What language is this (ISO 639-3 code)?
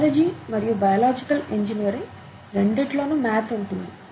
tel